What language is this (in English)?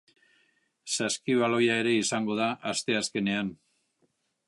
Basque